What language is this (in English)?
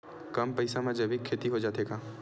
Chhattisgarhi